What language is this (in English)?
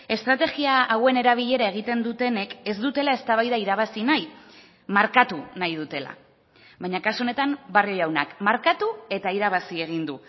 Basque